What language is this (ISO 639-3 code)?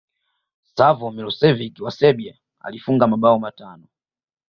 swa